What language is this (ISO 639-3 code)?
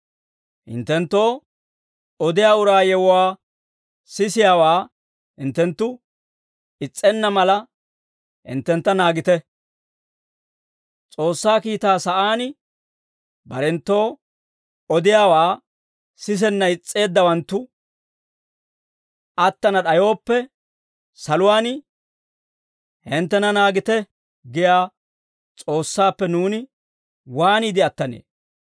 dwr